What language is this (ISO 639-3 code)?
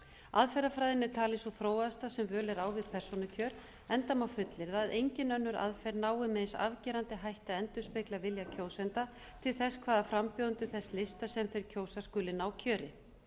isl